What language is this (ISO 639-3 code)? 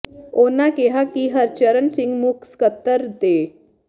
pan